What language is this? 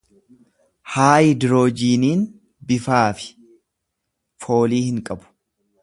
Oromo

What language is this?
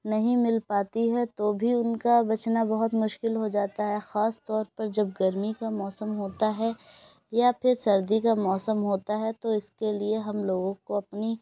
Urdu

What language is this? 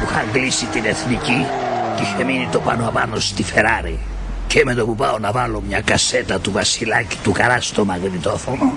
Greek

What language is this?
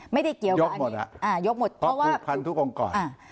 Thai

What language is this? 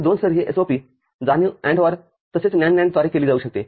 Marathi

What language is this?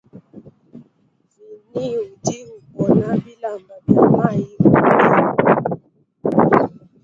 Luba-Lulua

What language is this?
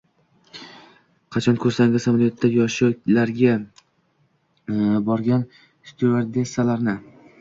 Uzbek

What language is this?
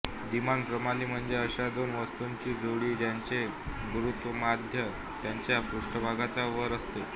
Marathi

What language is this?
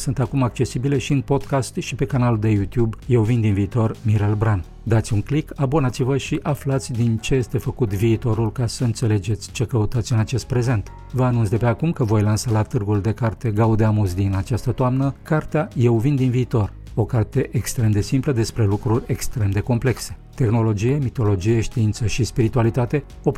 Romanian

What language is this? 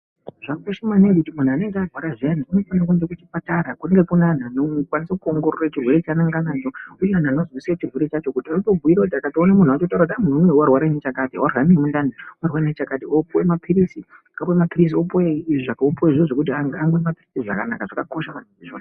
Ndau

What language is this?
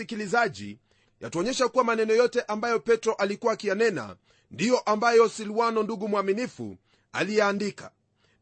Swahili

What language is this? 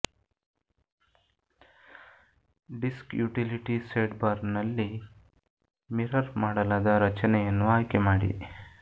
Kannada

